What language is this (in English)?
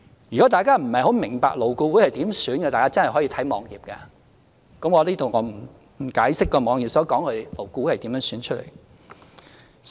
Cantonese